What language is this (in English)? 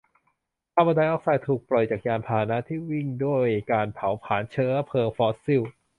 Thai